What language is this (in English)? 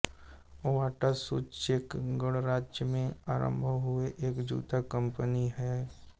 Hindi